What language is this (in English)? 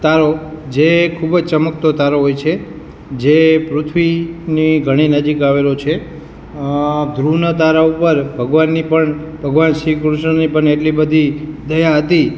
Gujarati